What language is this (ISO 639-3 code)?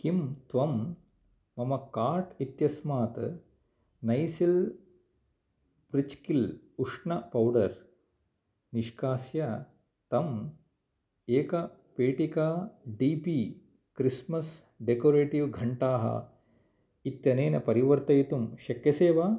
san